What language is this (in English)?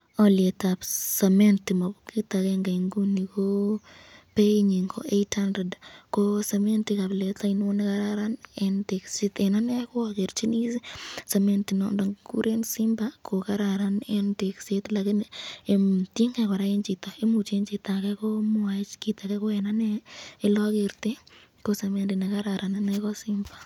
Kalenjin